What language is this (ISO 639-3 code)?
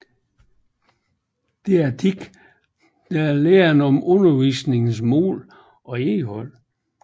dan